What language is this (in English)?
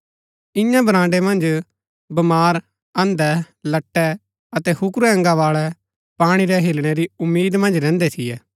Gaddi